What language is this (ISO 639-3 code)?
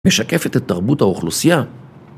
heb